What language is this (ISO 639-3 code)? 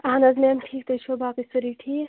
kas